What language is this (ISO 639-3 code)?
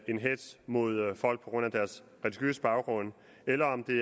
dan